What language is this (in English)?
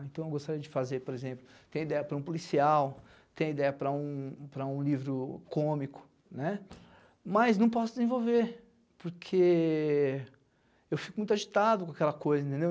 Portuguese